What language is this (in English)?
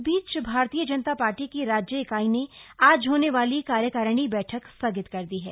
Hindi